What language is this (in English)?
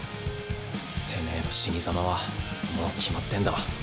Japanese